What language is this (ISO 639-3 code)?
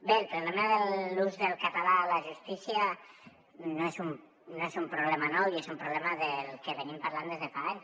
cat